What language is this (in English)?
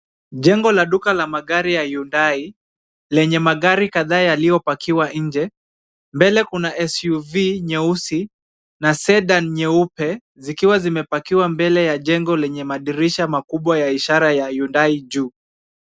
Swahili